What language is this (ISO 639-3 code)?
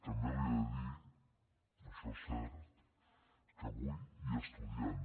cat